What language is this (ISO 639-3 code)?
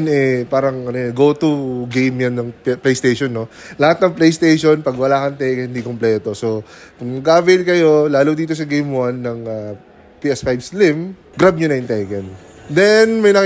fil